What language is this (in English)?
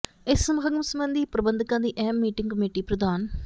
Punjabi